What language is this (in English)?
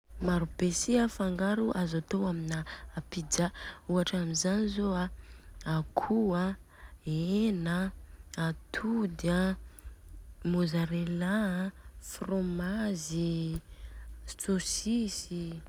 Southern Betsimisaraka Malagasy